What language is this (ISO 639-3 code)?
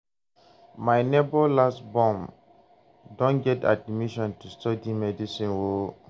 pcm